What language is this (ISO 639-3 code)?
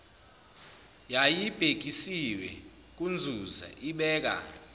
zul